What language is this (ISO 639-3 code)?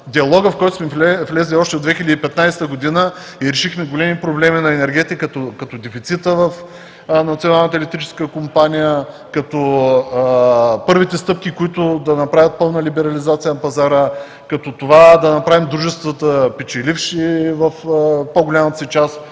bul